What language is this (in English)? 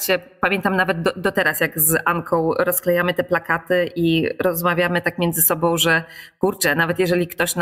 Polish